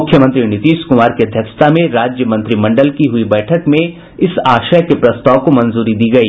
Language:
Hindi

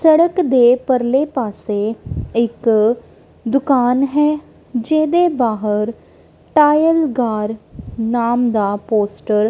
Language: Punjabi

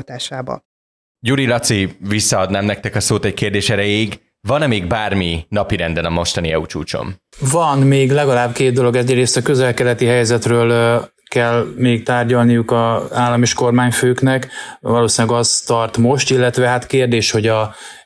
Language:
Hungarian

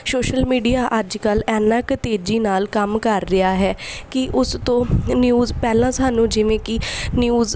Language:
Punjabi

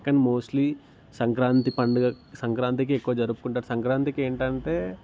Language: Telugu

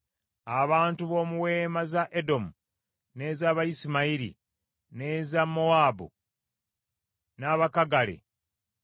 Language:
Ganda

